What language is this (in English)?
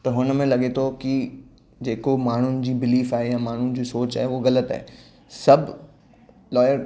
Sindhi